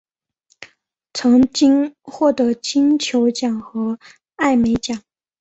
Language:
Chinese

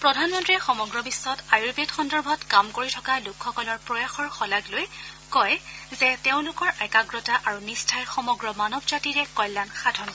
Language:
Assamese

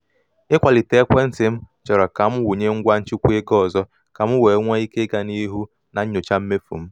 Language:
Igbo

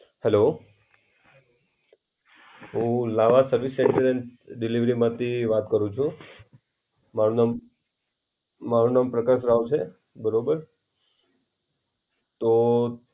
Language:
Gujarati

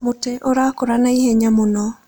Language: Kikuyu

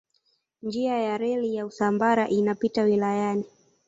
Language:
Swahili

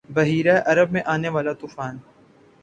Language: Urdu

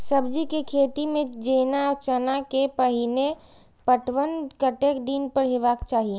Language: Maithili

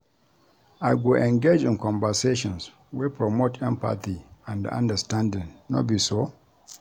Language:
Nigerian Pidgin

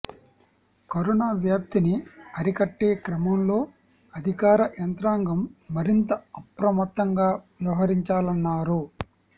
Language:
Telugu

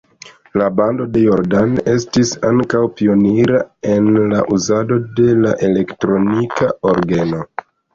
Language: Esperanto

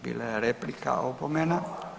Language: Croatian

